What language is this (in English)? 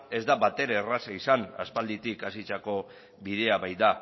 Basque